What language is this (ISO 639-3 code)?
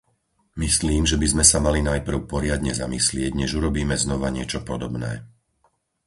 slk